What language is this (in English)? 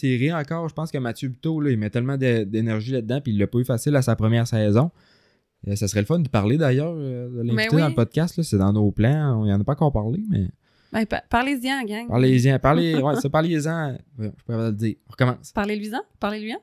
French